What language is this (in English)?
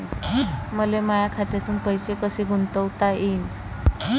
Marathi